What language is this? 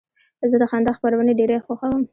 Pashto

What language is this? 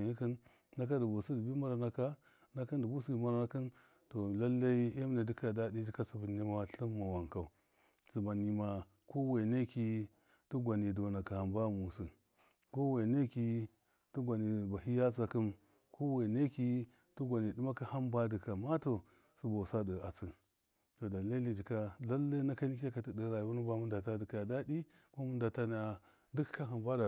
Miya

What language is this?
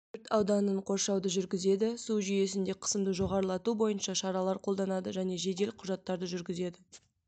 Kazakh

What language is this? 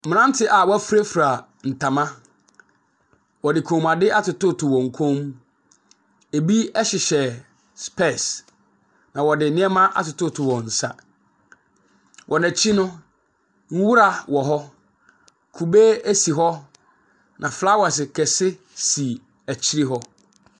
Akan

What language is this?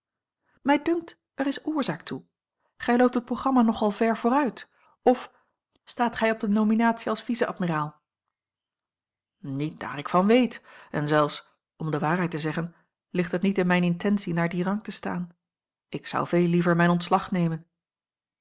Dutch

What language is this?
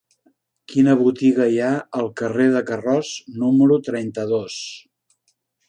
Catalan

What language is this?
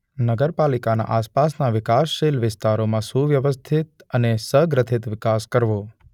Gujarati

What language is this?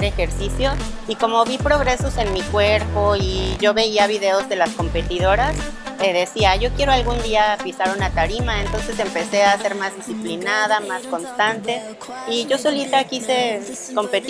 Spanish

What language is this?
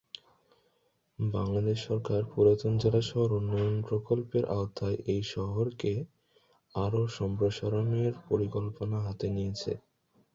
Bangla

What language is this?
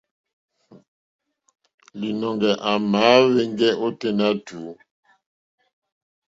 Mokpwe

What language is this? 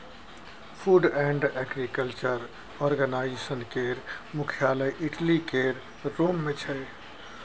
Maithili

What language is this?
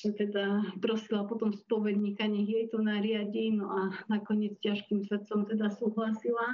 Slovak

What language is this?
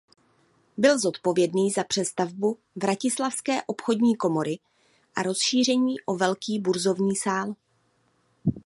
Czech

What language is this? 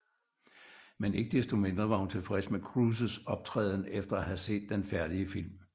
Danish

